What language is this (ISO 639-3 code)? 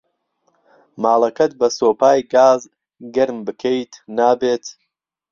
ckb